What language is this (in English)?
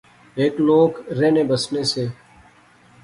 Pahari-Potwari